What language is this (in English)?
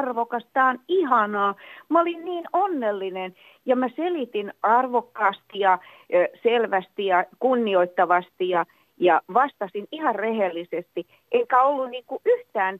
Finnish